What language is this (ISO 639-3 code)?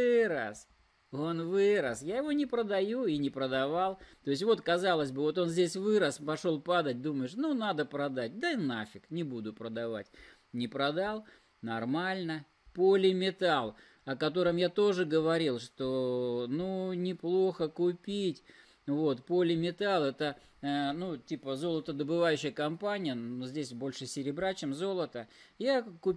rus